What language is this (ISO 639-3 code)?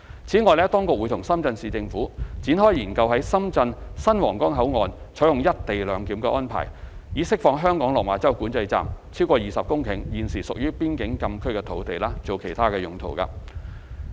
yue